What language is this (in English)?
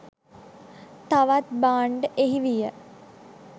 Sinhala